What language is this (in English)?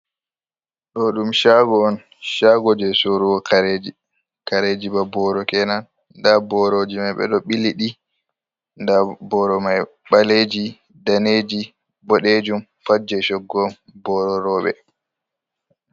Fula